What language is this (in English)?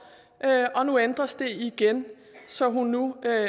Danish